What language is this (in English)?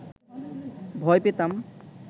Bangla